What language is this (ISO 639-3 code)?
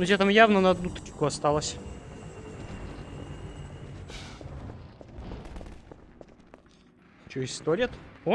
rus